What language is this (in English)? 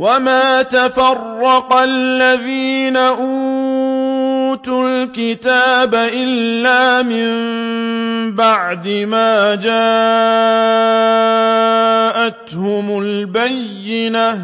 Arabic